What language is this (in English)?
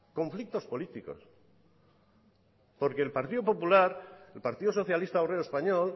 Spanish